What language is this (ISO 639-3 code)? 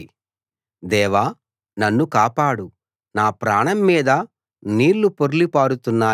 tel